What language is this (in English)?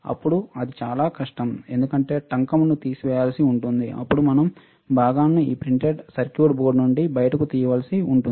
Telugu